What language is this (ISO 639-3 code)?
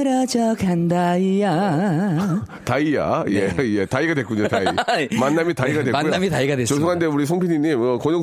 kor